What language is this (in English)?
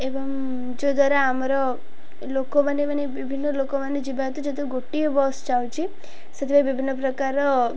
Odia